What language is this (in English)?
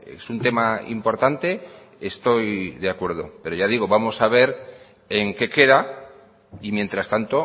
Spanish